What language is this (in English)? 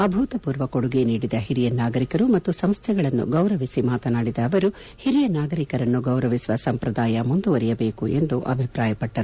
Kannada